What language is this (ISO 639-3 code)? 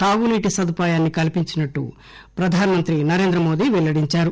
tel